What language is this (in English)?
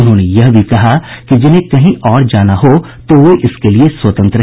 Hindi